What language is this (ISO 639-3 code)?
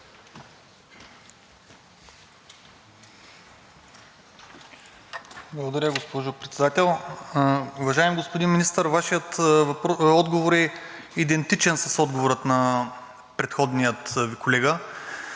bul